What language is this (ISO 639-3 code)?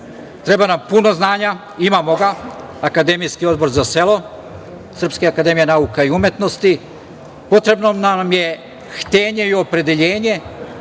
srp